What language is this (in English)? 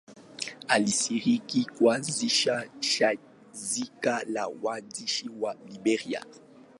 Swahili